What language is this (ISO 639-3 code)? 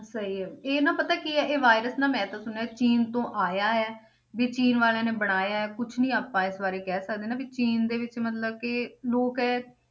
pan